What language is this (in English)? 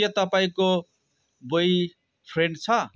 Nepali